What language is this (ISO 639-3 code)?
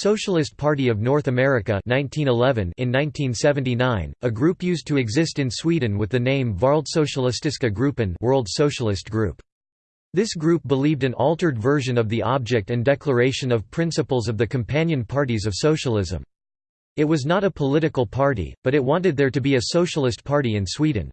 eng